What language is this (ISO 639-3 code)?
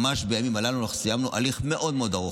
heb